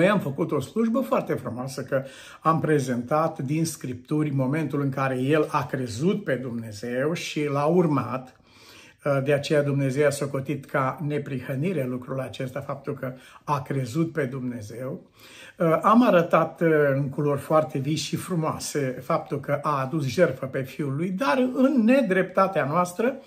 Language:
Romanian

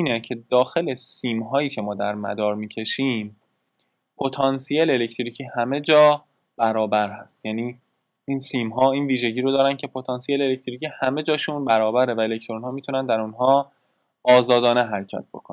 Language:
Persian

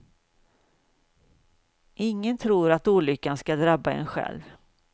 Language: Swedish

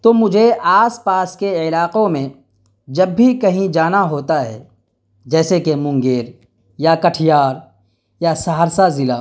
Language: Urdu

